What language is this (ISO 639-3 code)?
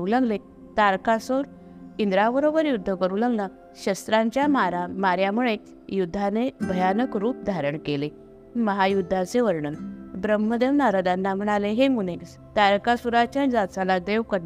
mar